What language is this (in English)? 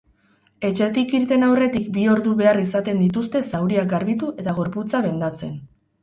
Basque